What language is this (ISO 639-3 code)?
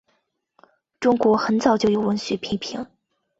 zho